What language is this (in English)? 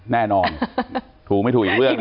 Thai